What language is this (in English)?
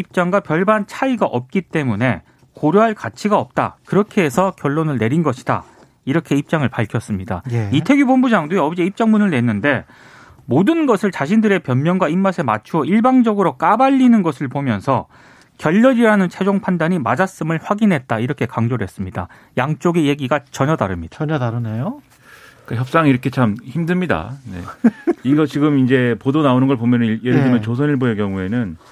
Korean